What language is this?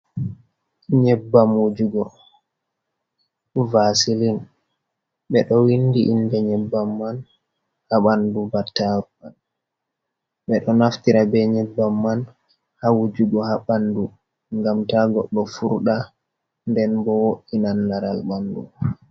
Fula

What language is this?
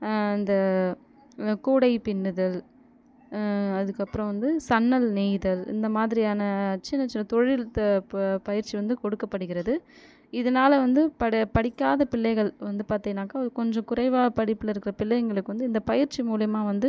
Tamil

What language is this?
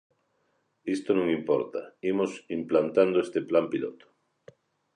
Galician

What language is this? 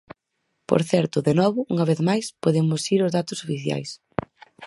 Galician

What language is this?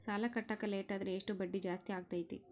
Kannada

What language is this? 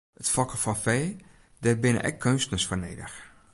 Western Frisian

